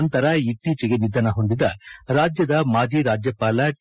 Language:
Kannada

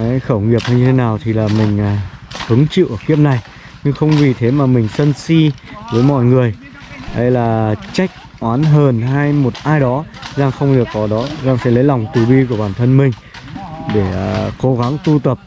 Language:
Vietnamese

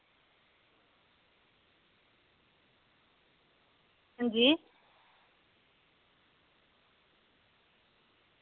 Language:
Dogri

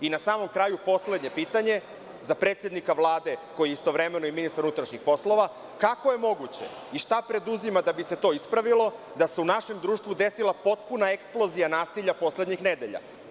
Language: Serbian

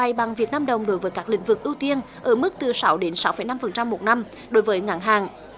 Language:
Vietnamese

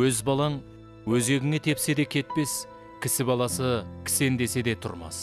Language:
Turkish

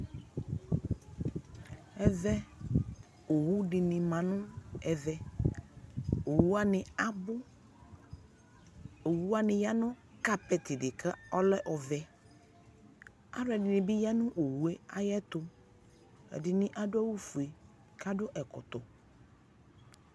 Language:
Ikposo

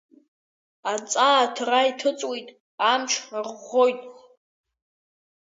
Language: Abkhazian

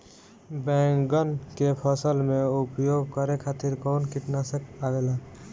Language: Bhojpuri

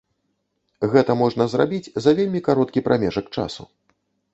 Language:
Belarusian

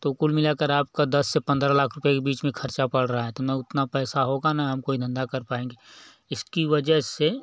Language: Hindi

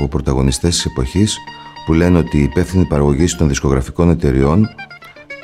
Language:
Greek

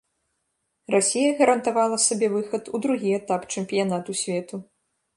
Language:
Belarusian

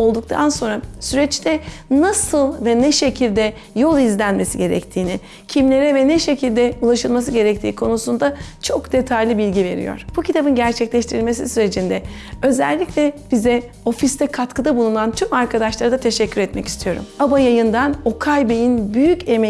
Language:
Turkish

